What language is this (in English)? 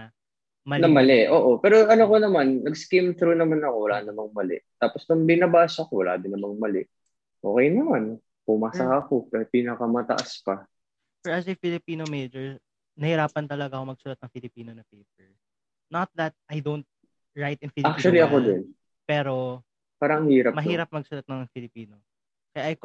Filipino